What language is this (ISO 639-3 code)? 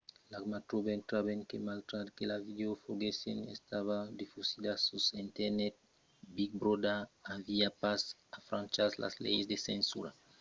oci